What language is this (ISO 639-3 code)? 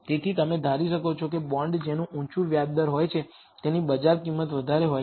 guj